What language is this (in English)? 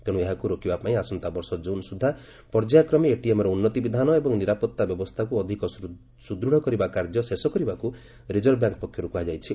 Odia